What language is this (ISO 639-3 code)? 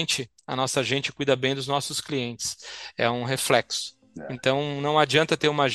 por